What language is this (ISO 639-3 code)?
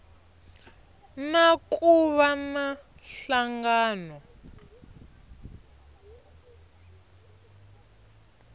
tso